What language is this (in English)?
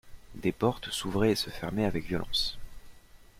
French